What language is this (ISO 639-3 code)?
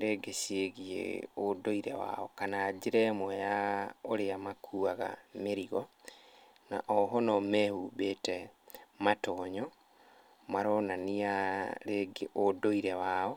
kik